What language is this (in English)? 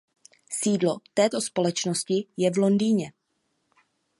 Czech